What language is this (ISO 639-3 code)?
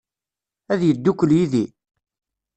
kab